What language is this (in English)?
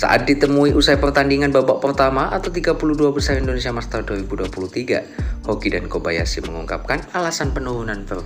Indonesian